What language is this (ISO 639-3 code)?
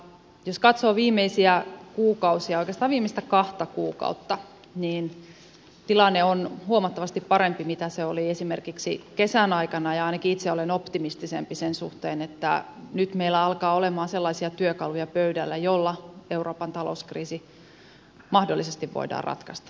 fin